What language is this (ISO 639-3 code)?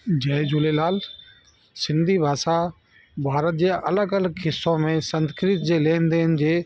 snd